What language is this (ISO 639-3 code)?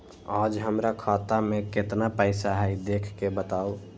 mag